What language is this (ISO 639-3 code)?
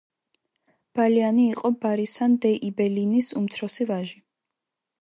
kat